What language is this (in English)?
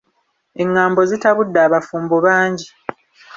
Ganda